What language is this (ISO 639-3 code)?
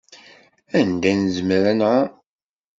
kab